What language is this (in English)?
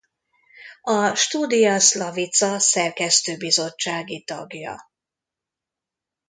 Hungarian